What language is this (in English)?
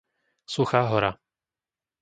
Slovak